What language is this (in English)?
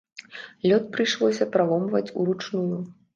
Belarusian